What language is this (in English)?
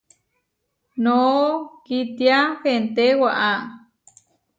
Huarijio